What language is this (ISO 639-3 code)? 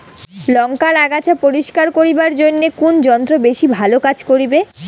ben